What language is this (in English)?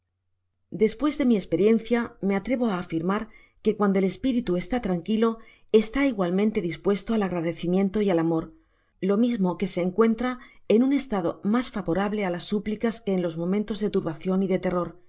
Spanish